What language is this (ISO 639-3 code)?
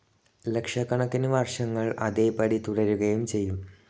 mal